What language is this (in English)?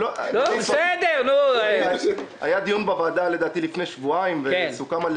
Hebrew